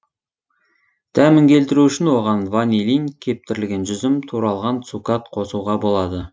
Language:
Kazakh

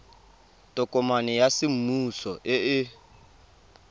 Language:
Tswana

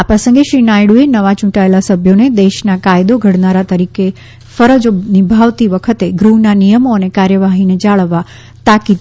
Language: Gujarati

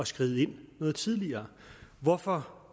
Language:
Danish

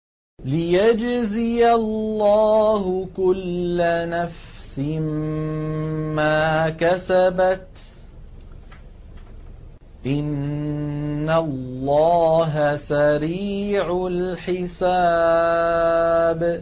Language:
Arabic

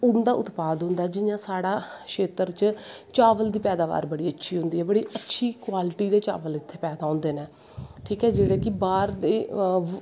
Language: Dogri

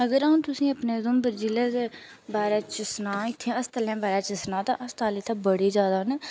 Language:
Dogri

